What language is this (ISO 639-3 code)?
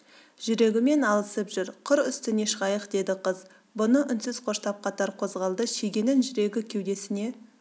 kaz